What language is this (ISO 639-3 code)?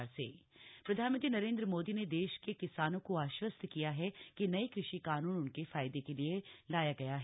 hin